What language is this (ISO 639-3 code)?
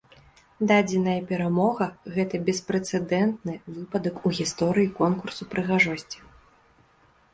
bel